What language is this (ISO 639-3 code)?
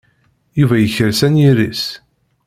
kab